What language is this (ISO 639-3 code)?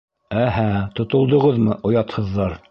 bak